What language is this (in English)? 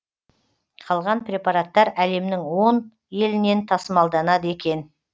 Kazakh